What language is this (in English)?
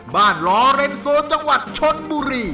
Thai